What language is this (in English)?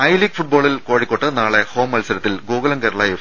Malayalam